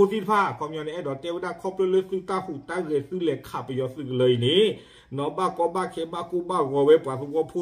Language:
Thai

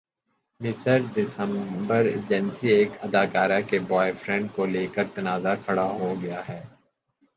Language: Urdu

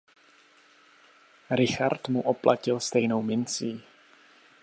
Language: Czech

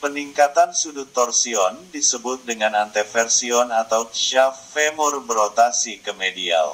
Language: Indonesian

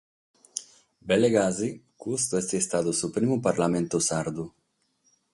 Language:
Sardinian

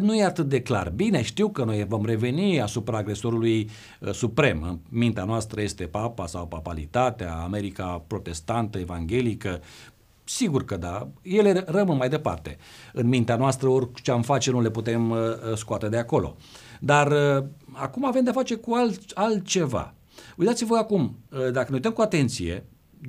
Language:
Romanian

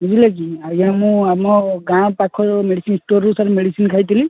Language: Odia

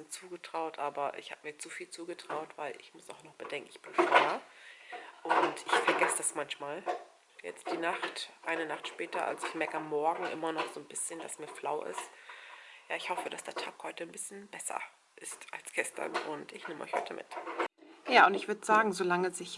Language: German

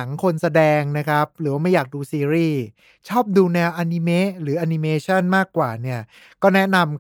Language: Thai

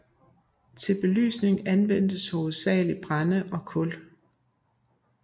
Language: Danish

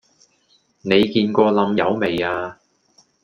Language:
Cantonese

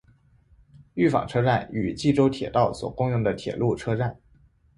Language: Chinese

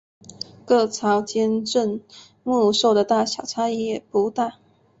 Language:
Chinese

